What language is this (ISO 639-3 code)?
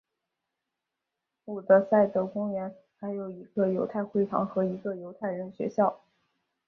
zho